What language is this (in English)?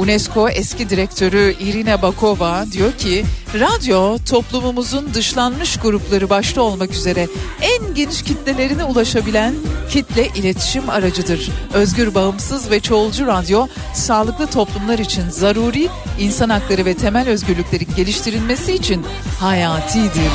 Turkish